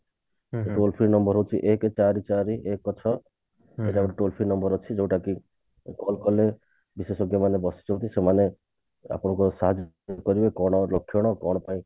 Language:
Odia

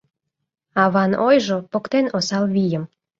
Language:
Mari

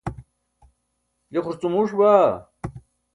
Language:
Burushaski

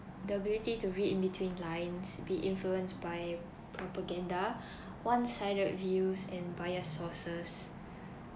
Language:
English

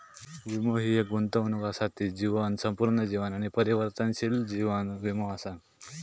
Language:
Marathi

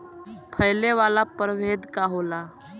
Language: Bhojpuri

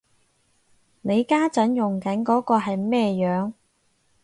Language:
Cantonese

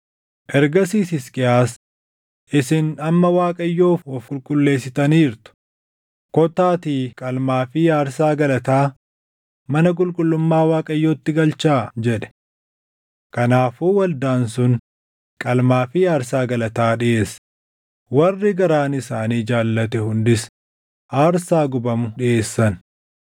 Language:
Oromo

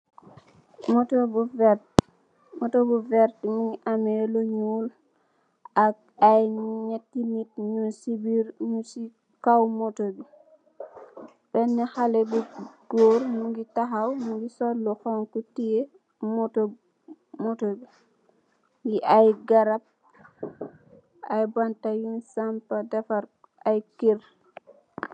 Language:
Wolof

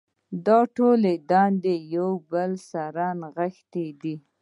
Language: Pashto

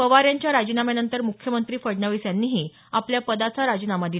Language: Marathi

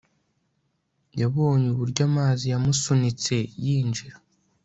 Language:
Kinyarwanda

